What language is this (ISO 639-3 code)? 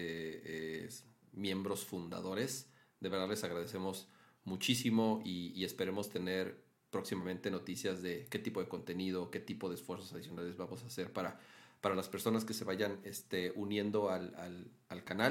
spa